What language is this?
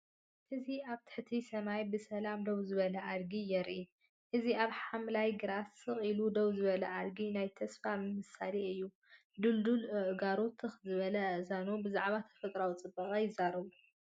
Tigrinya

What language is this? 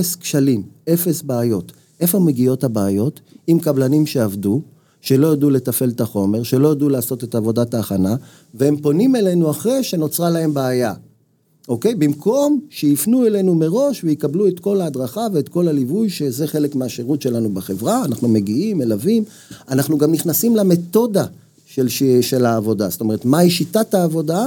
Hebrew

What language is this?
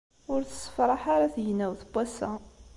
Kabyle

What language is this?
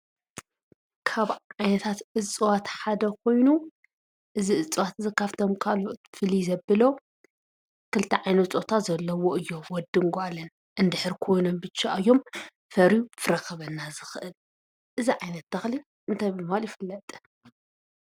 Tigrinya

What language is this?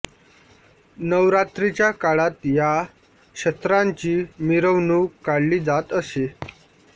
Marathi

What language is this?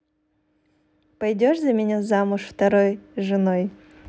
Russian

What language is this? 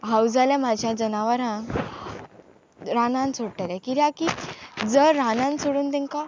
Konkani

